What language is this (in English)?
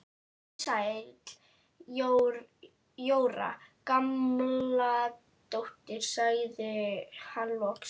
Icelandic